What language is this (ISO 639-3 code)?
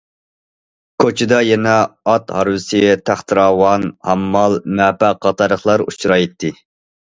uig